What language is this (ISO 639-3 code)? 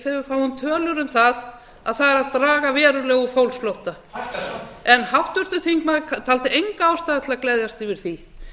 isl